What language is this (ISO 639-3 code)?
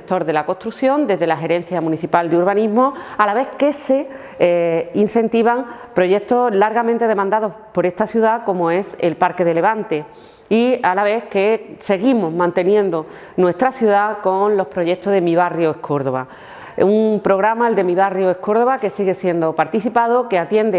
spa